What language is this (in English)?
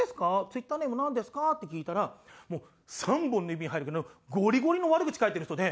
Japanese